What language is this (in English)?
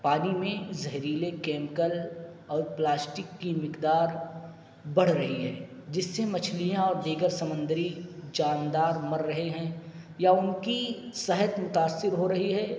Urdu